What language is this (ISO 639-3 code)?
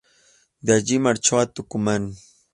spa